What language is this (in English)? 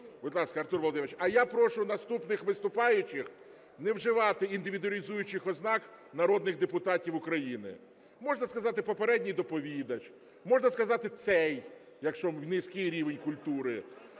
Ukrainian